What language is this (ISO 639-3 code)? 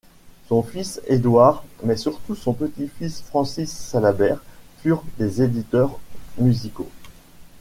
fra